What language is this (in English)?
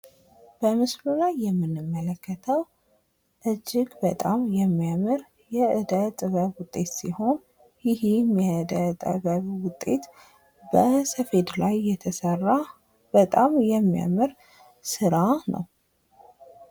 Amharic